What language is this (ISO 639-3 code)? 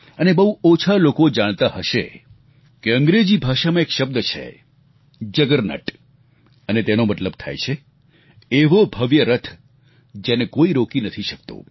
guj